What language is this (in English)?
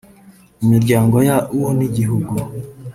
Kinyarwanda